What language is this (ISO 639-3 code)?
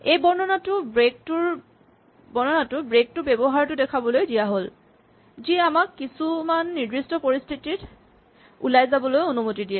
asm